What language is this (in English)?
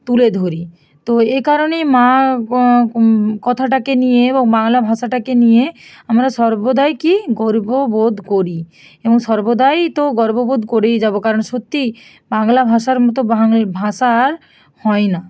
Bangla